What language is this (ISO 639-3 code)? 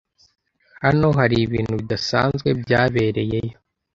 kin